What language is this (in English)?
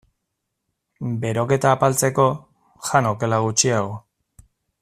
Basque